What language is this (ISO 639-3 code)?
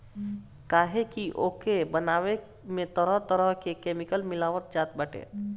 bho